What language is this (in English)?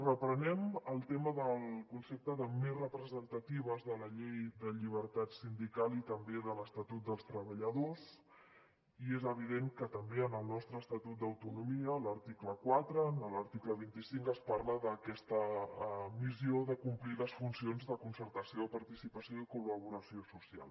Catalan